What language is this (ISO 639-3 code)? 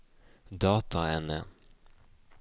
nor